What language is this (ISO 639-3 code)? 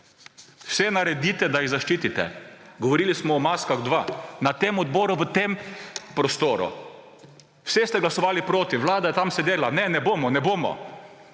slv